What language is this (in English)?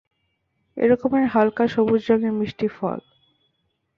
Bangla